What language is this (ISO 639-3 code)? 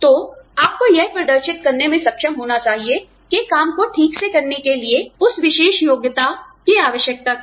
hin